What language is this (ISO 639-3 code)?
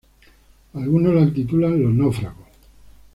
spa